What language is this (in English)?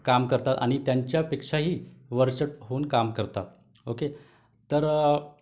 Marathi